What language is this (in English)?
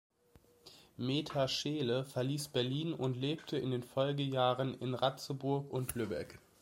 German